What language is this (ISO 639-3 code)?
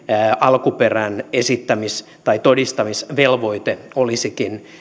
fin